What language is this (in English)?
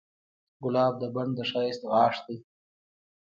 Pashto